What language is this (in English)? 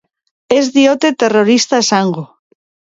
Basque